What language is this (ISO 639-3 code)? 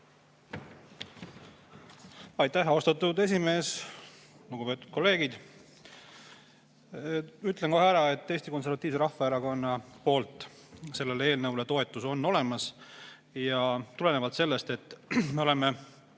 est